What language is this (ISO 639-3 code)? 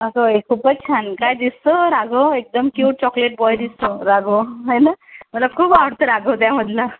mar